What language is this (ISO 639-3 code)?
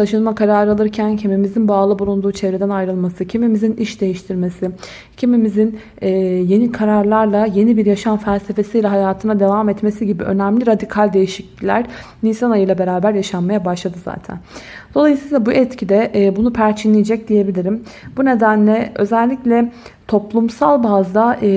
tur